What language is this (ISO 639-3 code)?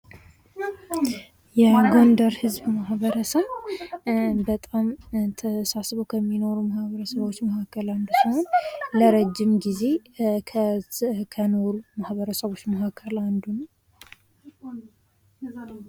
amh